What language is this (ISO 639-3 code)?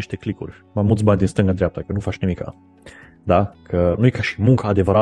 ron